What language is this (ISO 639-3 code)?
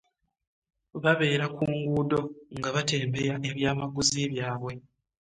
lug